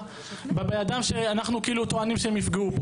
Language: Hebrew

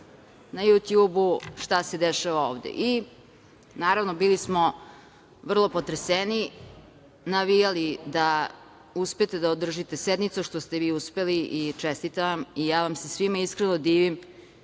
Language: Serbian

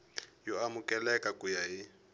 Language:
Tsonga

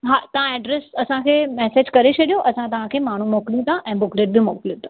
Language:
Sindhi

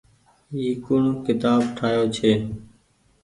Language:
Goaria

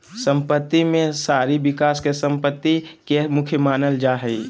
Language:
Magahi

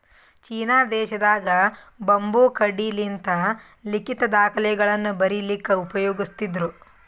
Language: Kannada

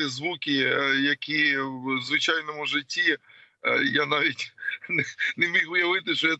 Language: Ukrainian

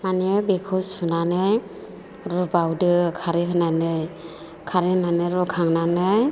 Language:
Bodo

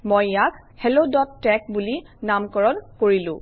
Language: Assamese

